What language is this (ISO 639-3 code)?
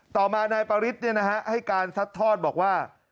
tha